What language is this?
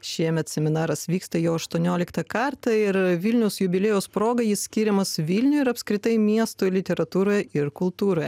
Lithuanian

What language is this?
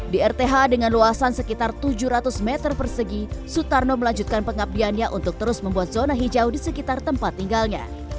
Indonesian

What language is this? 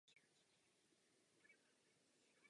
Czech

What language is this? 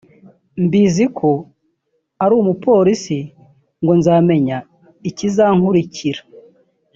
Kinyarwanda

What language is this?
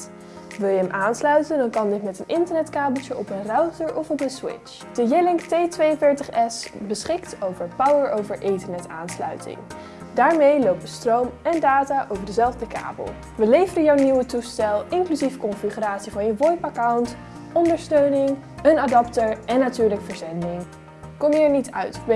Dutch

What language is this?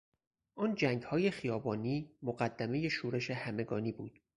Persian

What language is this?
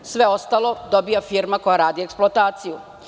Serbian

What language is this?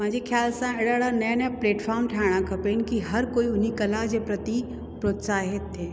Sindhi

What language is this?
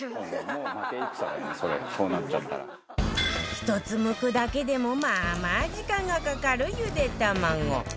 Japanese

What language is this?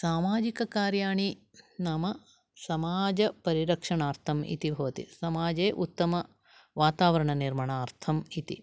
Sanskrit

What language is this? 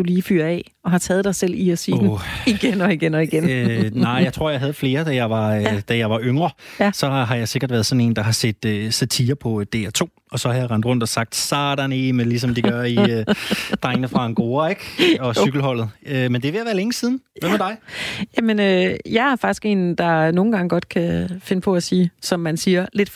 Danish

